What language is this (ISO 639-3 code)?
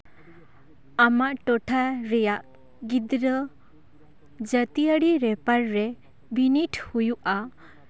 sat